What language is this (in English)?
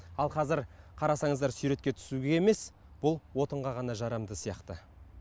Kazakh